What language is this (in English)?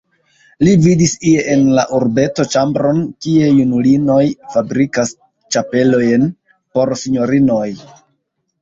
Esperanto